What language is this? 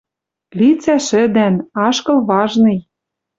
Western Mari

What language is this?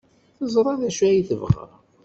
Kabyle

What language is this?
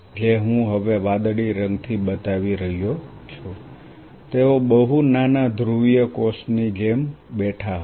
Gujarati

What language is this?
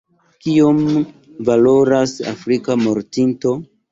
Esperanto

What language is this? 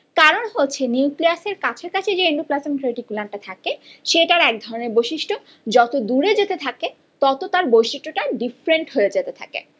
Bangla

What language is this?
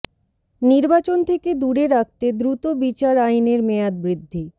Bangla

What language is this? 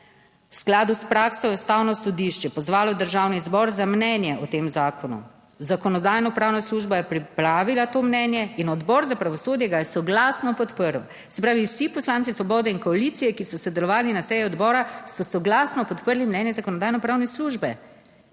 Slovenian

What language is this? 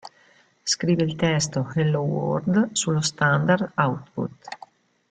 Italian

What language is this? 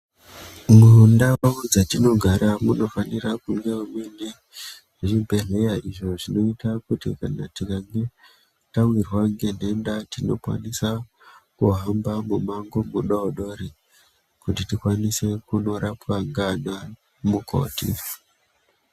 Ndau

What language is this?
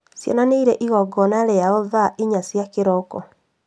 Kikuyu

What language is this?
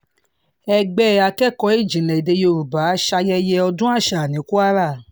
Yoruba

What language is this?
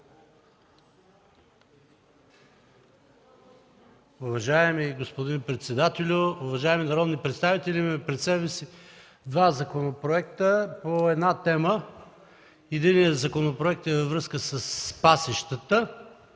Bulgarian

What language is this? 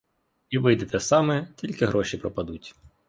Ukrainian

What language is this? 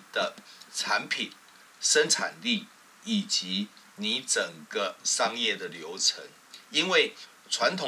Chinese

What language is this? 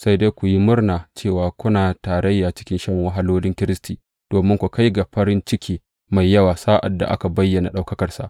Hausa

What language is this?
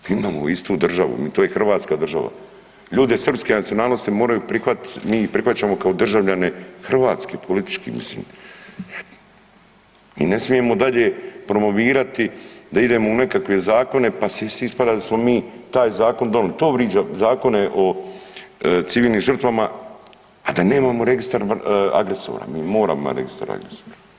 Croatian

